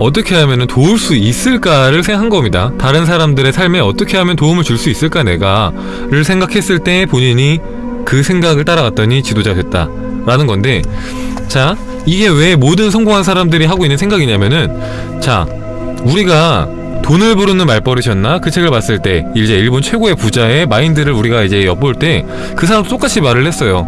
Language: Korean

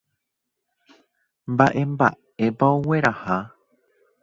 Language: Guarani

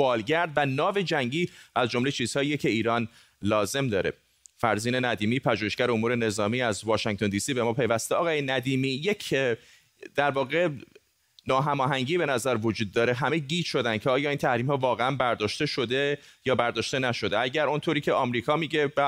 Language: Persian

